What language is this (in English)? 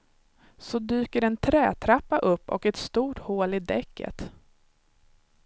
Swedish